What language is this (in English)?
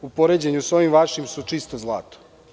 Serbian